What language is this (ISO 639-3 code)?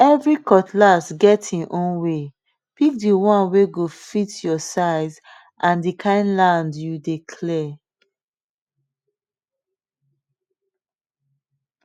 pcm